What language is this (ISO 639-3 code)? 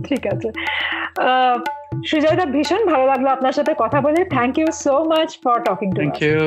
ben